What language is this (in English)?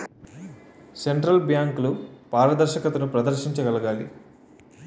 Telugu